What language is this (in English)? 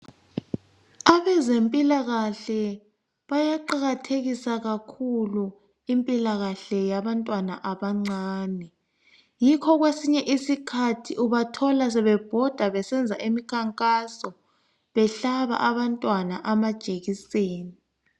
North Ndebele